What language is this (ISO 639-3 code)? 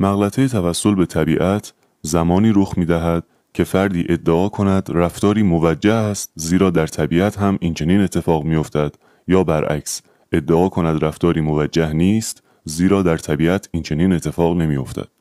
fas